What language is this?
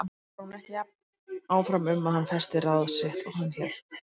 Icelandic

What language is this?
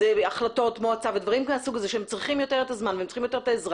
Hebrew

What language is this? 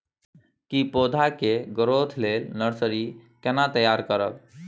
Maithili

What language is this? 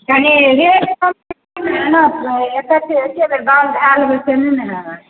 Maithili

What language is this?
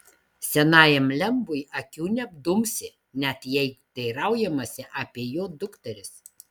Lithuanian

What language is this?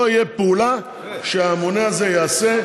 Hebrew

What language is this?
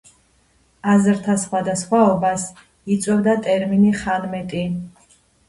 Georgian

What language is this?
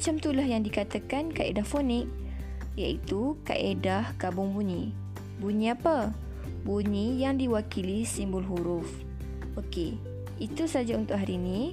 Malay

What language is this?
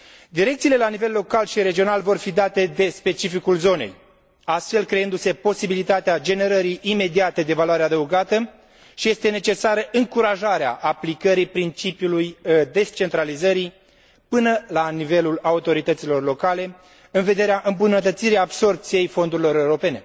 Romanian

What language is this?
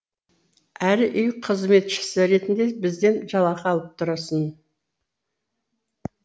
Kazakh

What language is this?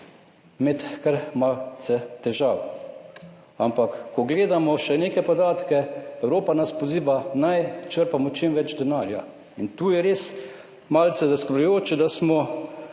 Slovenian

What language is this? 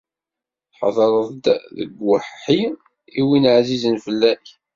Kabyle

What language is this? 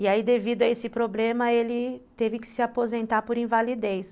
Portuguese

